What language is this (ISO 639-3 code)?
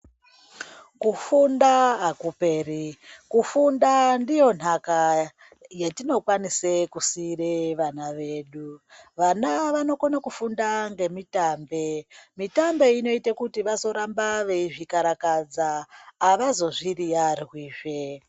ndc